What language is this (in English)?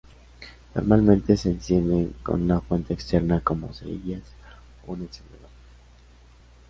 Spanish